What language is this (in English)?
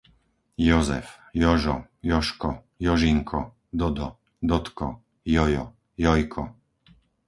Slovak